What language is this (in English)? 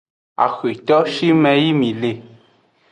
Aja (Benin)